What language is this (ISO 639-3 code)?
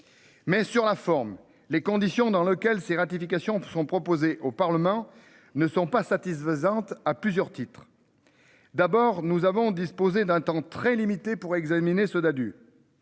fra